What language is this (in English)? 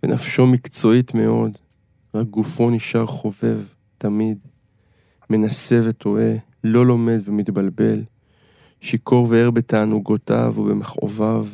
Hebrew